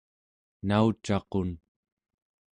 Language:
Central Yupik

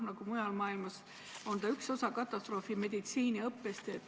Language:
Estonian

